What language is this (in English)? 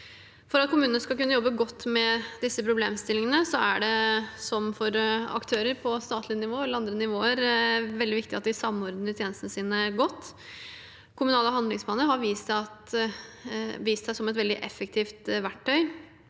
Norwegian